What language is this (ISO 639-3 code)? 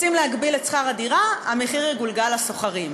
heb